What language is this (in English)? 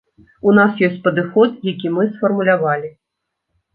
Belarusian